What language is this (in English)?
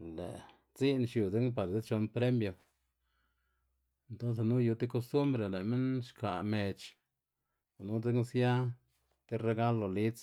Xanaguía Zapotec